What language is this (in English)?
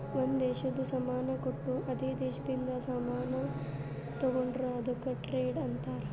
Kannada